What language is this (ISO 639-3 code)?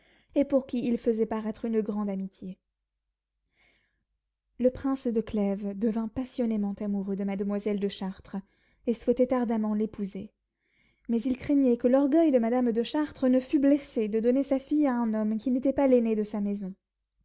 fra